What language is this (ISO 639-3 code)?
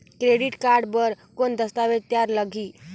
hne